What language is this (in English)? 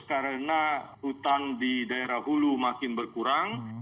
Indonesian